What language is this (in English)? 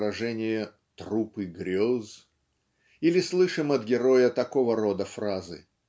Russian